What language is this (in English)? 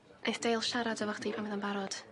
Welsh